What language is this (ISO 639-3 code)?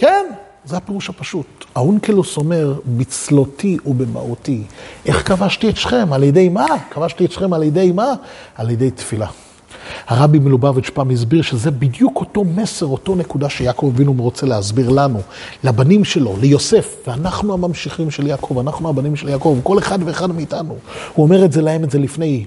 heb